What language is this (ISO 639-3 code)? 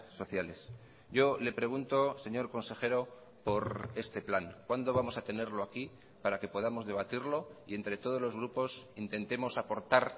spa